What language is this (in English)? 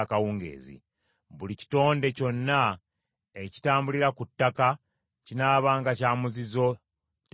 Ganda